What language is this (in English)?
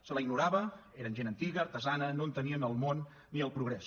Catalan